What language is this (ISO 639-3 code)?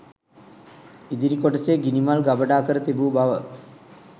sin